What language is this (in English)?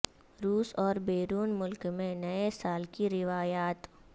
Urdu